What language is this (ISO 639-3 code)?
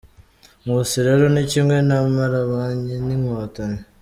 kin